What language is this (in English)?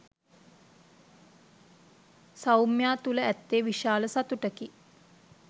Sinhala